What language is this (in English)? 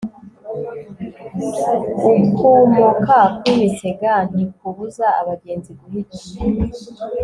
Kinyarwanda